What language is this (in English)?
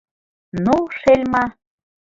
Mari